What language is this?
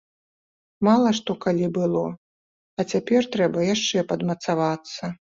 Belarusian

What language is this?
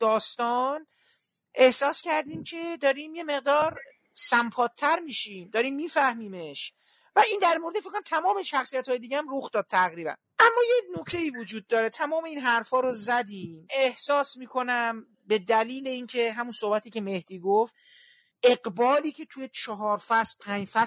Persian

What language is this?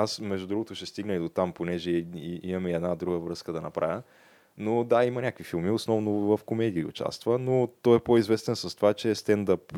Bulgarian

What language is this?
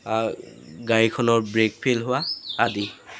Assamese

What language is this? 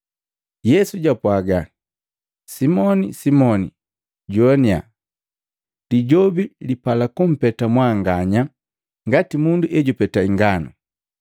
Matengo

